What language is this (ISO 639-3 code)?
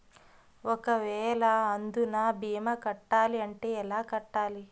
tel